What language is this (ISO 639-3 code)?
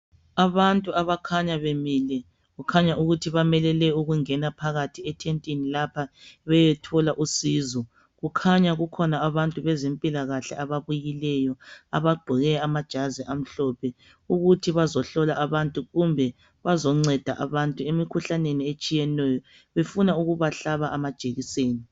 nde